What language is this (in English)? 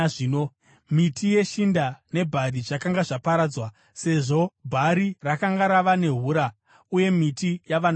Shona